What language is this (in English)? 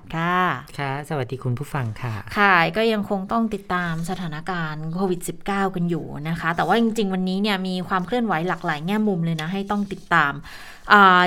Thai